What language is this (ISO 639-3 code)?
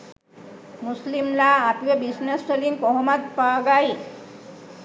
sin